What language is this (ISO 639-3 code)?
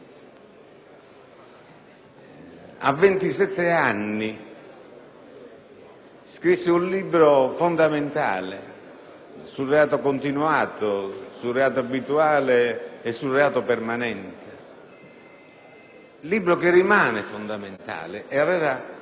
ita